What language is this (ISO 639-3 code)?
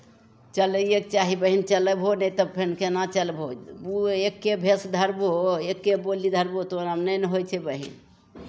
mai